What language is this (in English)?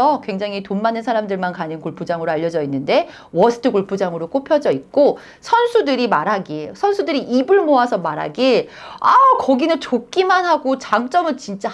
Korean